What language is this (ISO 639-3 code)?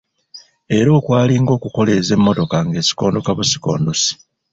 lug